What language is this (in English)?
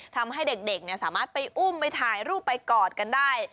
Thai